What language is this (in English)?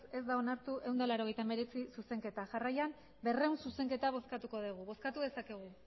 Basque